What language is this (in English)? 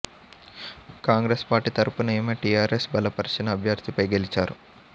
Telugu